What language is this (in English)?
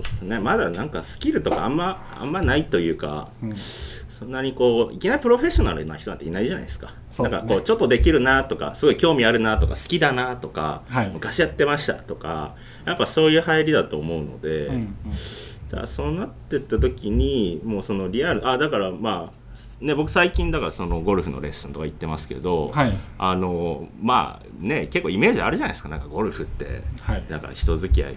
Japanese